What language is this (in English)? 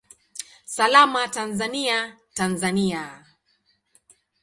Swahili